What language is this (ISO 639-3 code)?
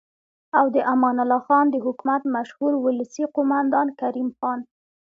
pus